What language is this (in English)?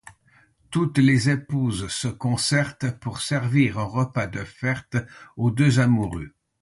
French